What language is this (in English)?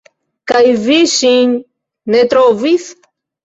Esperanto